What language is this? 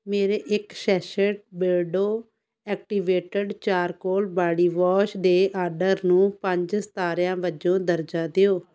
Punjabi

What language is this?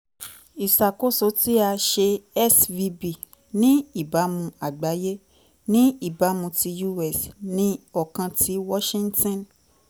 Yoruba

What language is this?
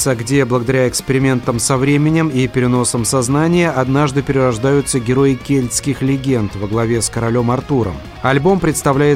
Russian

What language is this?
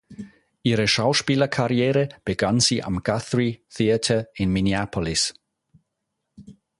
German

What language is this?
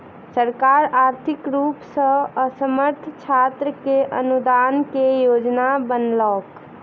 Maithili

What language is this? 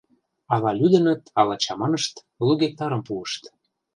Mari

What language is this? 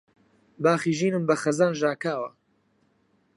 Central Kurdish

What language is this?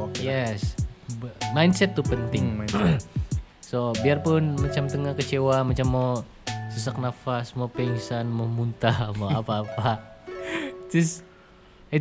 Malay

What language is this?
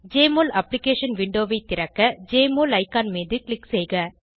Tamil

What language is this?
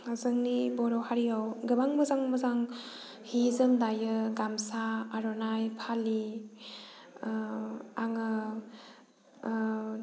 Bodo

